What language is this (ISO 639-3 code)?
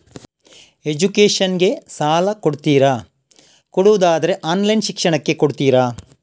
kan